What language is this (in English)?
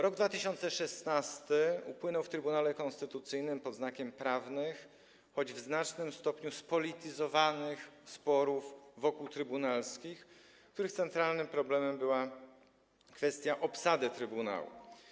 Polish